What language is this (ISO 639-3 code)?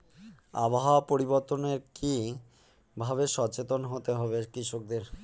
ben